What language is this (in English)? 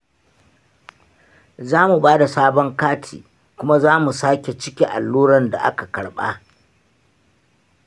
Hausa